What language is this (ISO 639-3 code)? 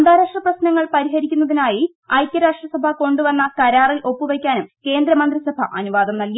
mal